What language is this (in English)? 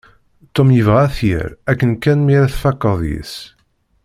Kabyle